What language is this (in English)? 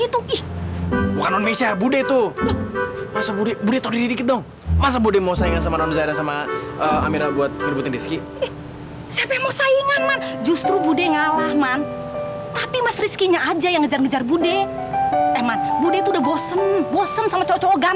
Indonesian